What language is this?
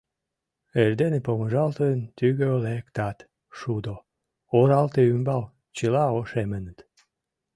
Mari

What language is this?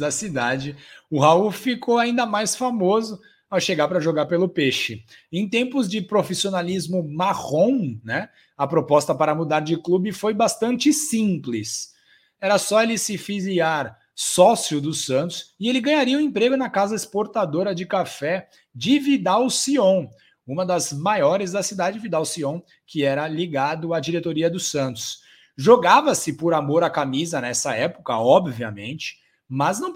Portuguese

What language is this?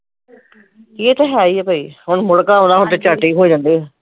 Punjabi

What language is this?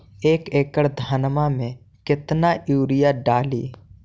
Magahi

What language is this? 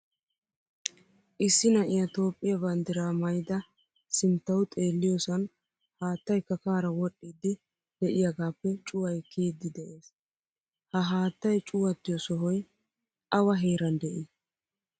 Wolaytta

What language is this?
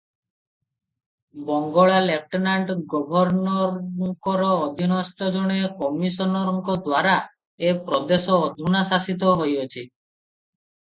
Odia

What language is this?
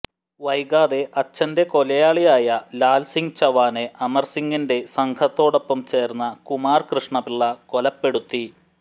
Malayalam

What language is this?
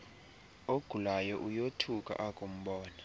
Xhosa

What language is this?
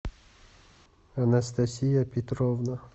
Russian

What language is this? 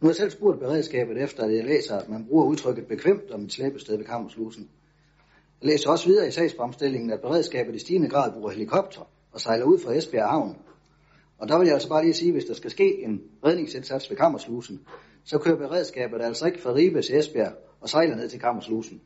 Danish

